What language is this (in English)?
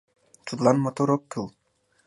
Mari